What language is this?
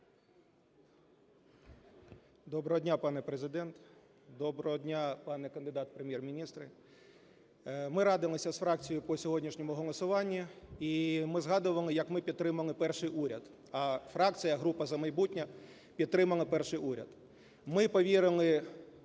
Ukrainian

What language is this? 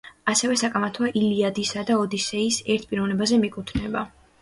Georgian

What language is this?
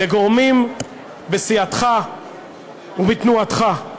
Hebrew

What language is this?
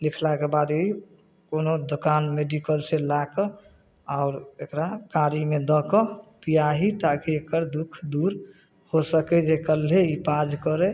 Maithili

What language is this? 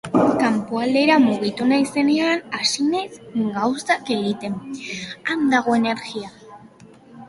Basque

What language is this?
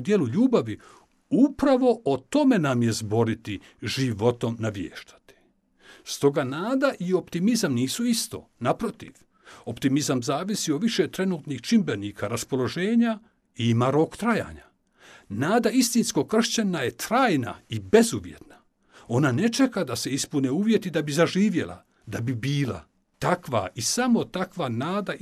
Croatian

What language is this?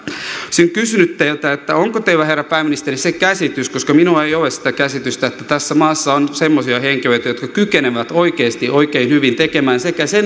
Finnish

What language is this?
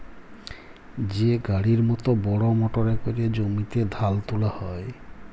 Bangla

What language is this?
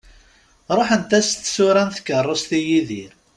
Kabyle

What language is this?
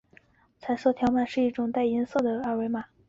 Chinese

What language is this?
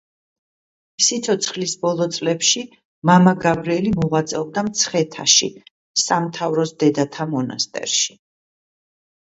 Georgian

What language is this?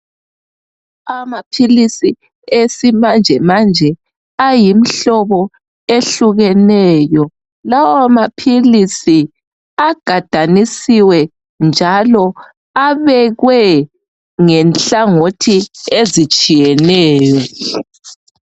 North Ndebele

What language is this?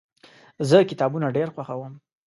Pashto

